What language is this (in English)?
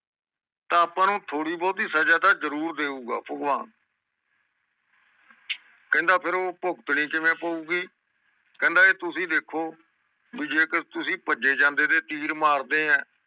Punjabi